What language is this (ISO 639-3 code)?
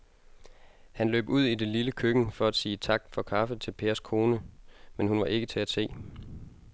dan